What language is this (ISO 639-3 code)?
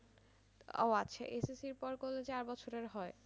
ben